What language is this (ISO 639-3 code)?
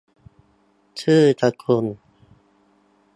tha